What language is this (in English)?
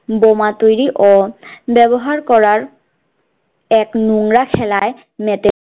Bangla